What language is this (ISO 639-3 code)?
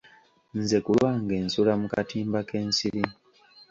lug